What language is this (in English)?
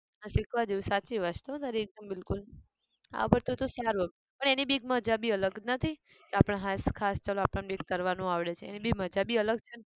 Gujarati